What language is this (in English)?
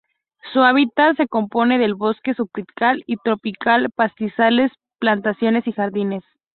Spanish